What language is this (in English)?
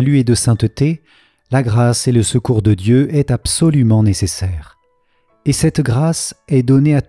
French